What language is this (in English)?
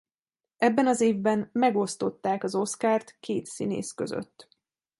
Hungarian